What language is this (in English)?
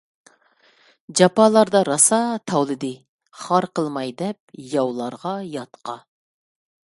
Uyghur